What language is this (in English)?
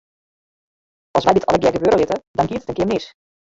Western Frisian